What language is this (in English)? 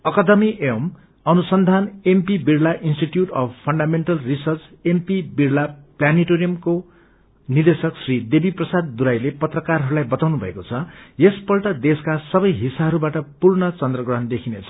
Nepali